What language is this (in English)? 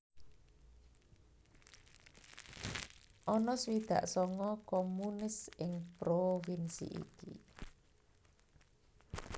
Javanese